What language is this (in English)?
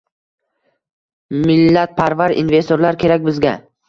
Uzbek